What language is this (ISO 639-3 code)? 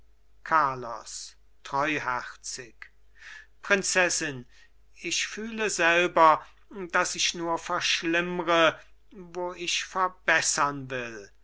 deu